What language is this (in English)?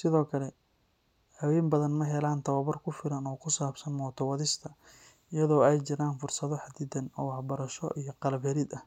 Somali